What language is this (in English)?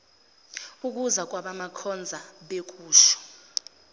Zulu